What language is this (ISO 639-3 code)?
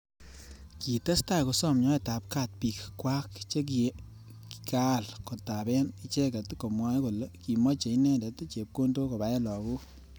kln